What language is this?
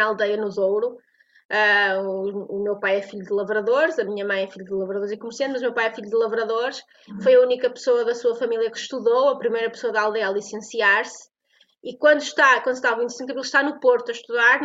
Portuguese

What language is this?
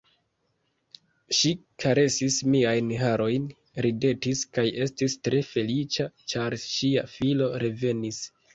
Esperanto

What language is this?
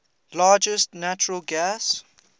English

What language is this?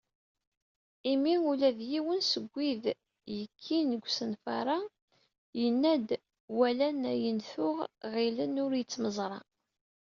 Kabyle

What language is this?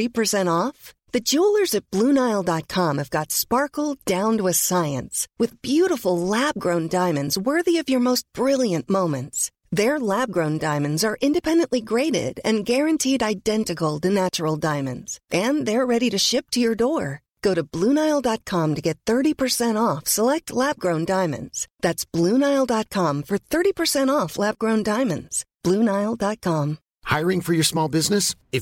Filipino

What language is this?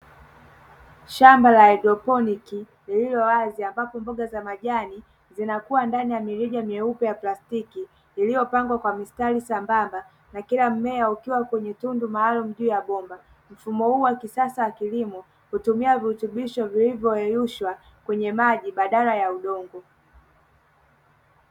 Swahili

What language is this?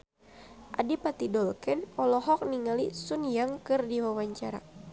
Sundanese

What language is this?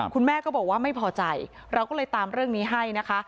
Thai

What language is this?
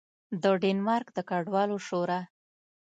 Pashto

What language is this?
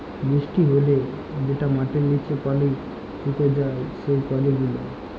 Bangla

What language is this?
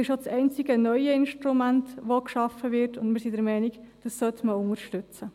Swiss German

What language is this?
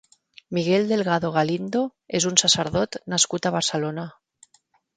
Catalan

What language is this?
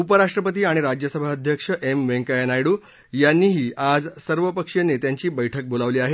Marathi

